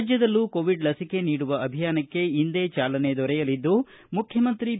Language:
Kannada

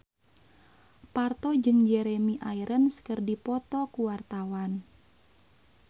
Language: Sundanese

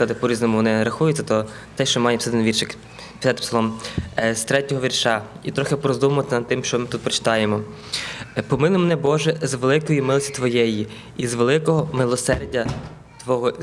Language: Ukrainian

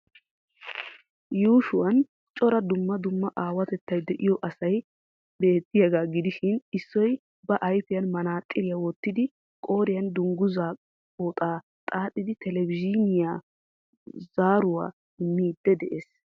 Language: Wolaytta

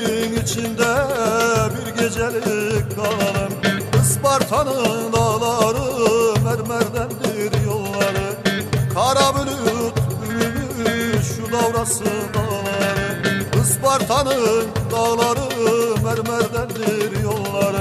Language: Bulgarian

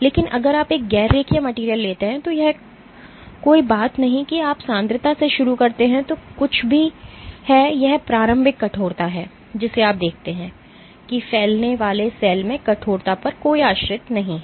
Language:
Hindi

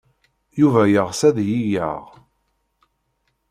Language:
Kabyle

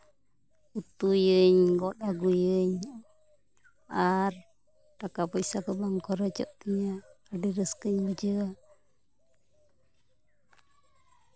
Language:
Santali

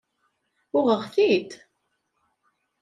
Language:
Kabyle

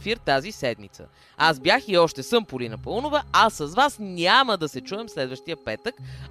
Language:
Bulgarian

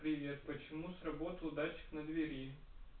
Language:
Russian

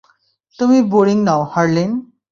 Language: Bangla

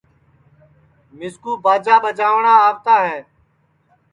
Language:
Sansi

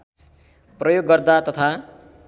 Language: Nepali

